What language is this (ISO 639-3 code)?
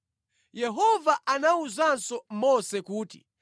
nya